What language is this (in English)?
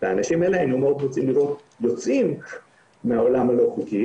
Hebrew